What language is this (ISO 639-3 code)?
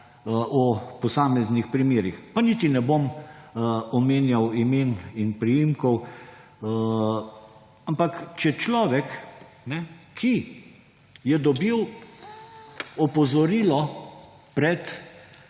slv